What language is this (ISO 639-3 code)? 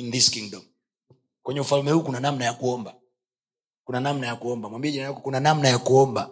swa